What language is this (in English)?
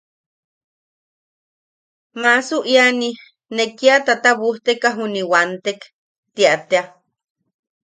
Yaqui